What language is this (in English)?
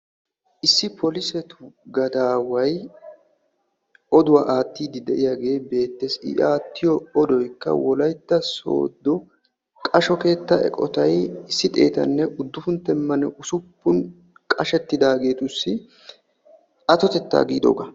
Wolaytta